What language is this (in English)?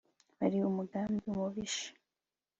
Kinyarwanda